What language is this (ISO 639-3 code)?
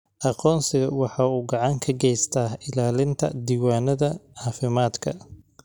som